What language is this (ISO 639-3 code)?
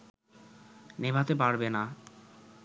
ben